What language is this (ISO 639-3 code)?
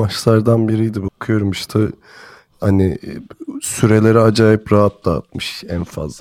tur